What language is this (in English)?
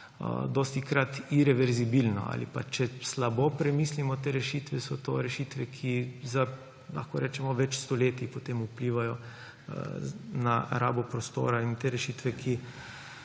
Slovenian